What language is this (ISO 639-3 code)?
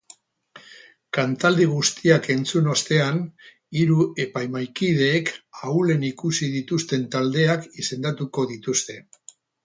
eus